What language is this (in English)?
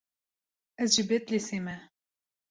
Kurdish